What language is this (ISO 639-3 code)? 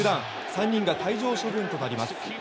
jpn